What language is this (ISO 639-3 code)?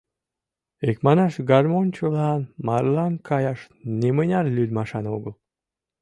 chm